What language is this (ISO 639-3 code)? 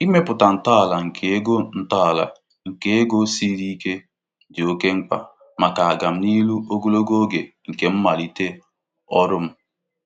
ibo